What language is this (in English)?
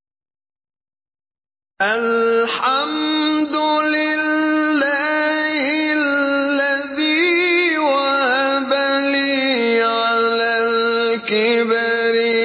Arabic